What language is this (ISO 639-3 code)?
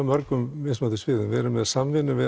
isl